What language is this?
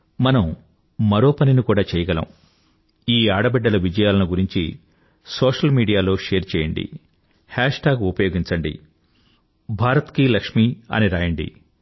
Telugu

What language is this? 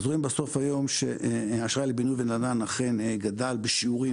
Hebrew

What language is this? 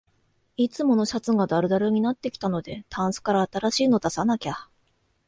Japanese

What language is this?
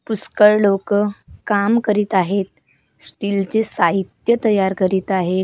Marathi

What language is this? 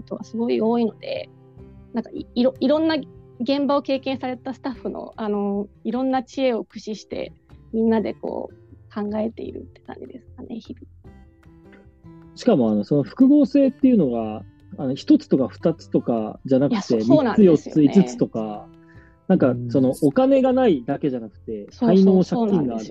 Japanese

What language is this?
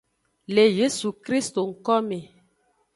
Aja (Benin)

